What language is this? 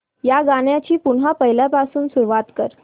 Marathi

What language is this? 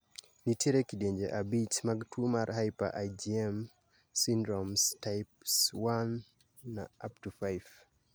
Luo (Kenya and Tanzania)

